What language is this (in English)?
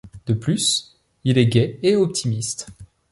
French